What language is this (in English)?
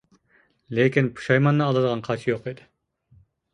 Uyghur